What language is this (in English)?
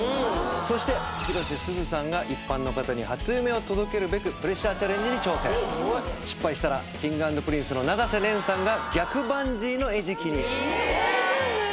Japanese